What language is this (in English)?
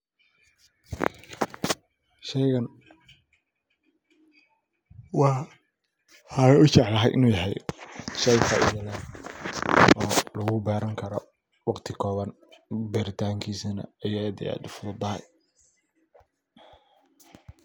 Somali